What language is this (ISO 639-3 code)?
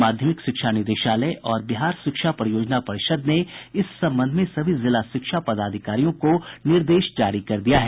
hin